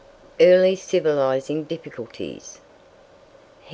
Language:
English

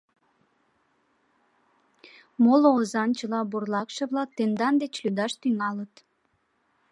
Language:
Mari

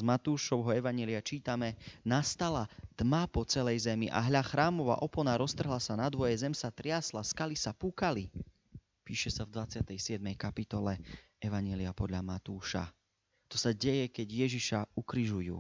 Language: Slovak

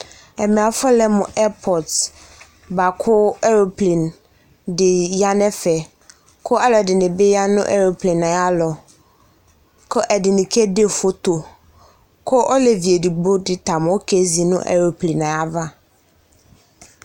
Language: Ikposo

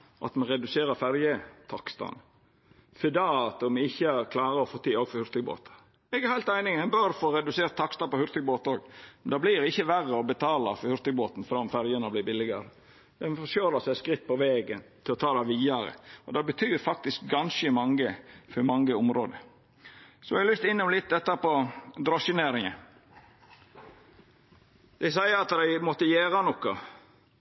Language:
Norwegian Nynorsk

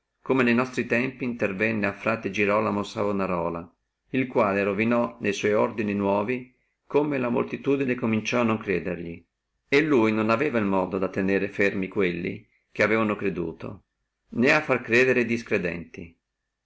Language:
Italian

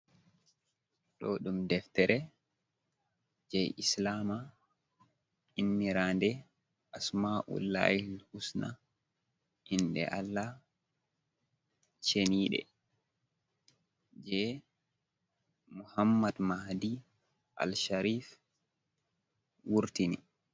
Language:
Fula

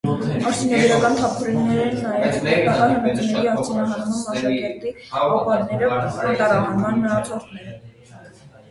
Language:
Armenian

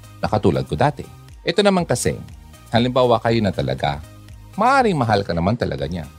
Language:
Filipino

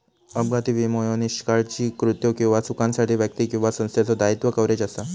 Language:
Marathi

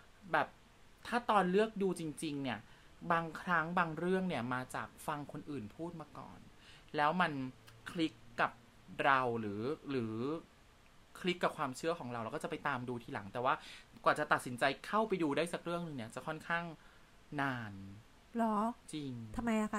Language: Thai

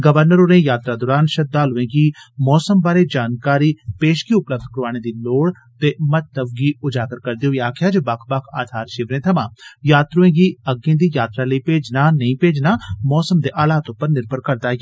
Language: Dogri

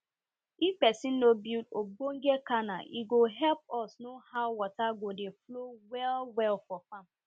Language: Nigerian Pidgin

